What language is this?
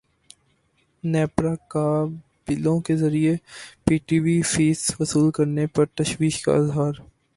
Urdu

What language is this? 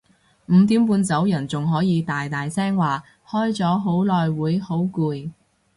Cantonese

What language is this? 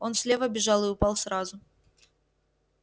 Russian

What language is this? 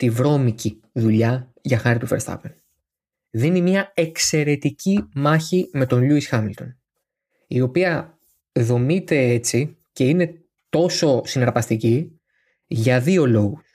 Greek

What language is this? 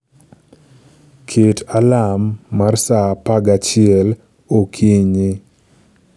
Luo (Kenya and Tanzania)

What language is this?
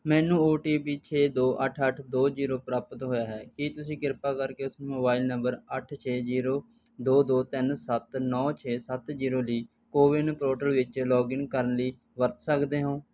Punjabi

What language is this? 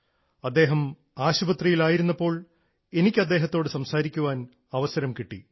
Malayalam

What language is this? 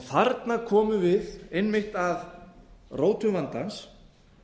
Icelandic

